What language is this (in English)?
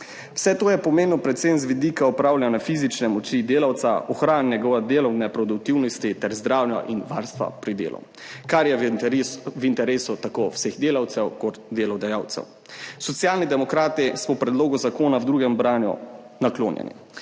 Slovenian